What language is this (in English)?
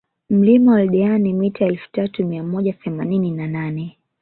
Swahili